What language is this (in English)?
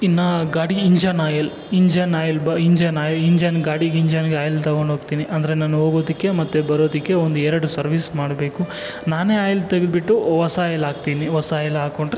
Kannada